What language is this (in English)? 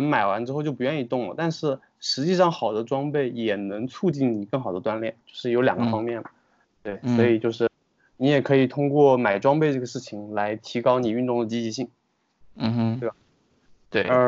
Chinese